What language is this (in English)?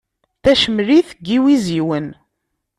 Kabyle